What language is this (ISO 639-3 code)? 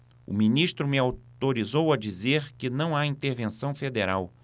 por